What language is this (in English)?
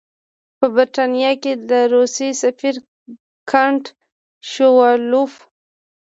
Pashto